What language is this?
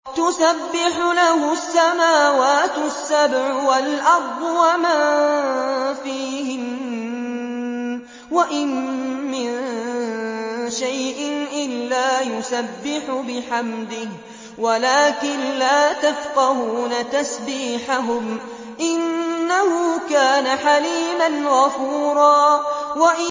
Arabic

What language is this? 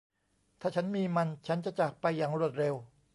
Thai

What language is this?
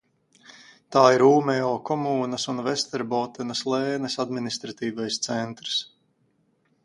Latvian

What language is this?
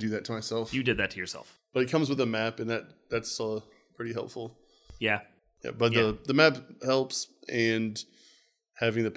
English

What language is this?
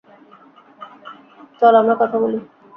Bangla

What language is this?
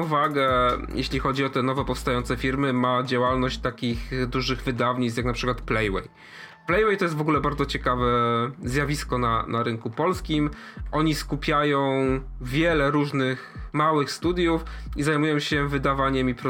Polish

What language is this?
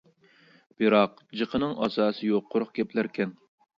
Uyghur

